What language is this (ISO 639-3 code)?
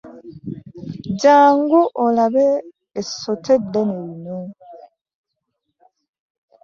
lug